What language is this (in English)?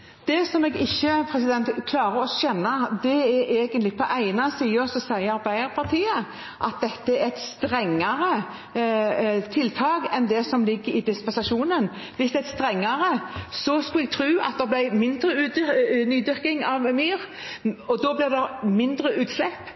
Norwegian